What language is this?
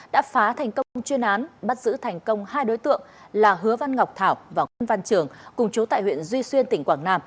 Vietnamese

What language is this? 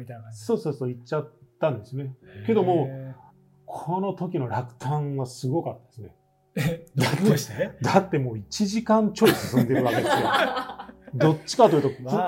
Japanese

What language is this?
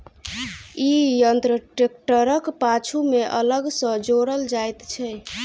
Maithili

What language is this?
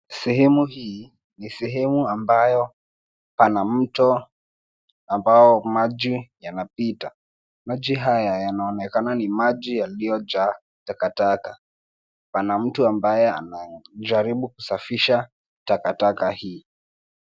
Swahili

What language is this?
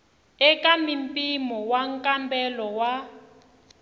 Tsonga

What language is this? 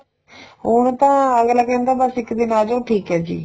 Punjabi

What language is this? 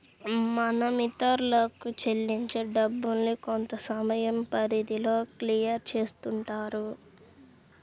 Telugu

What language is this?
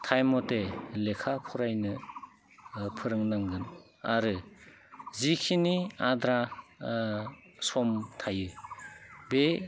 Bodo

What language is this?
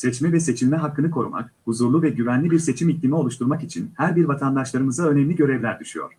Turkish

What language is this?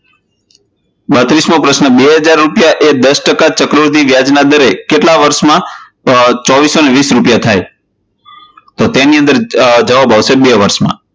Gujarati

